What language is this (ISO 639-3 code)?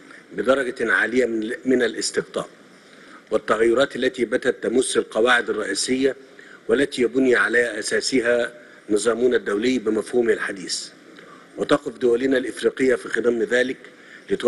ara